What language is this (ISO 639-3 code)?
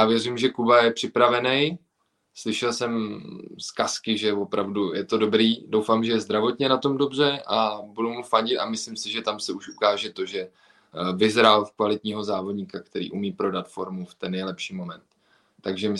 ces